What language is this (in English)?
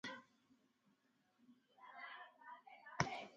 Lasi